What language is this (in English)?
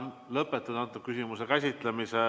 Estonian